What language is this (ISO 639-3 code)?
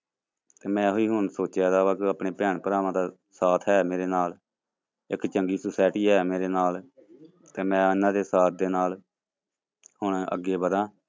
pan